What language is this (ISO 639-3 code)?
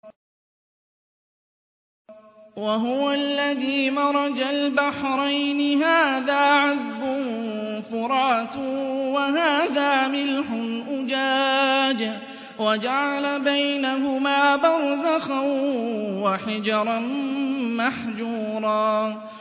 ara